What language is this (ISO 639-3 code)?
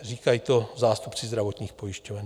ces